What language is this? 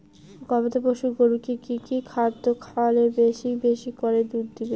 Bangla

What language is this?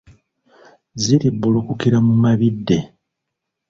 Ganda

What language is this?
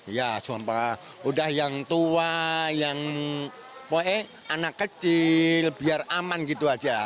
Indonesian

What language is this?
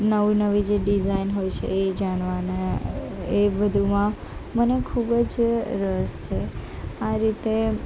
Gujarati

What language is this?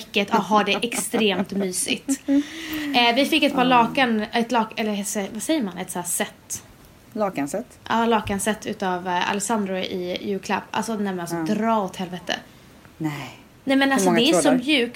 Swedish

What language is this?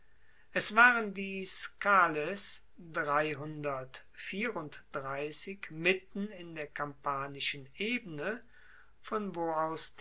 German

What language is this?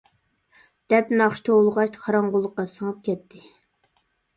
Uyghur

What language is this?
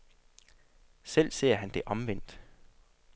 Danish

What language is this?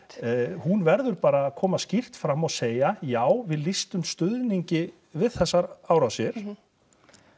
Icelandic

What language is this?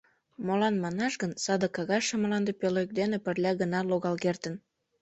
Mari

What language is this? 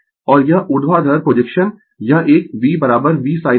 Hindi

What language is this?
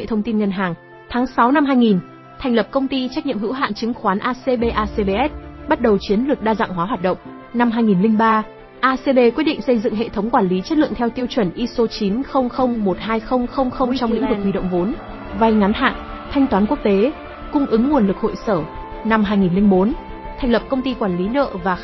Vietnamese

